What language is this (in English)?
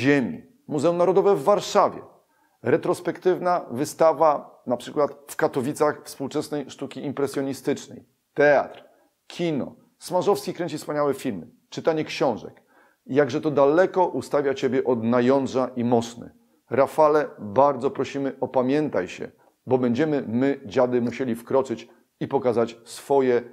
Polish